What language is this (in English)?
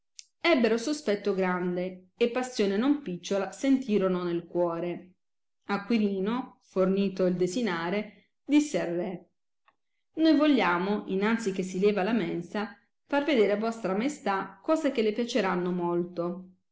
Italian